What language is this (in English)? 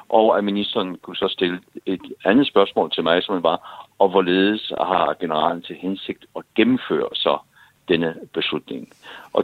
Danish